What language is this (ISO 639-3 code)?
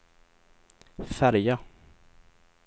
swe